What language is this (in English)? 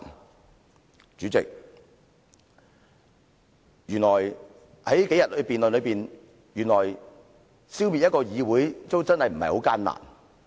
Cantonese